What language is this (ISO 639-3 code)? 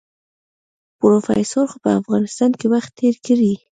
pus